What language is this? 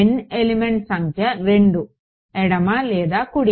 Telugu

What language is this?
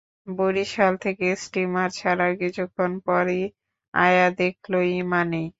Bangla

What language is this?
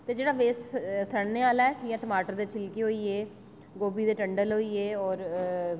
Dogri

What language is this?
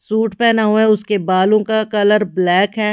Hindi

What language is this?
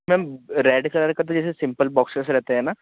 Hindi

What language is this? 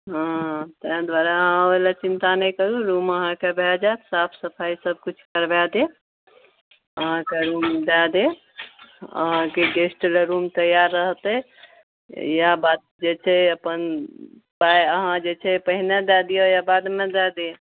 Maithili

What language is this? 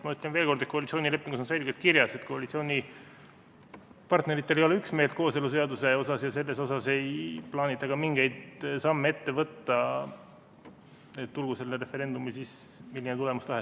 Estonian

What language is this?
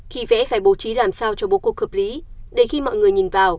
Vietnamese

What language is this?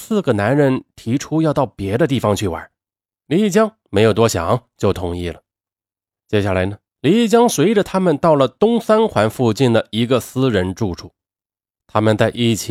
Chinese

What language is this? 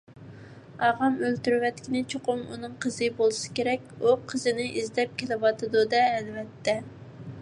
Uyghur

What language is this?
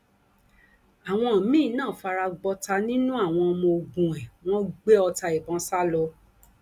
Yoruba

